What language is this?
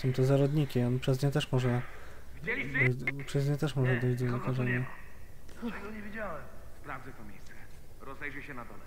Polish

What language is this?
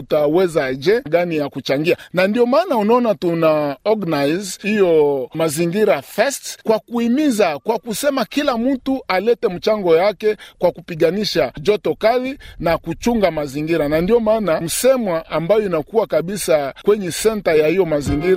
Swahili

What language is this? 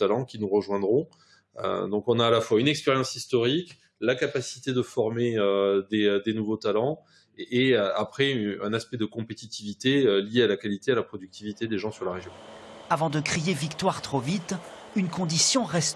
French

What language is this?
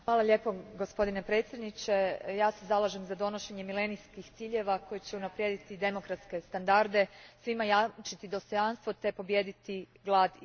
Croatian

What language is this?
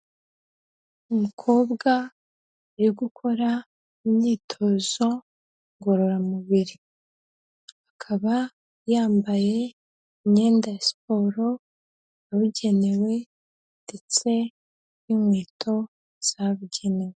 Kinyarwanda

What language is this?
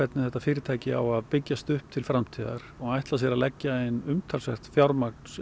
Icelandic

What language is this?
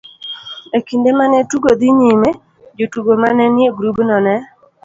Luo (Kenya and Tanzania)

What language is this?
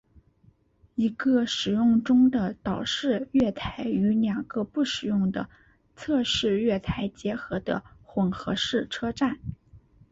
Chinese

